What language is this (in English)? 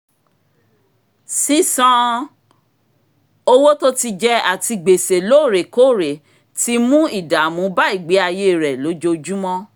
Yoruba